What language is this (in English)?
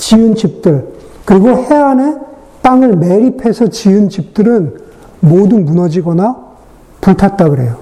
Korean